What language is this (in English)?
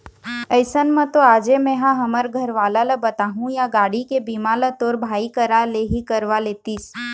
Chhattisgarhi